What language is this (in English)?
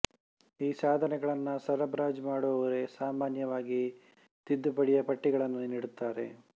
Kannada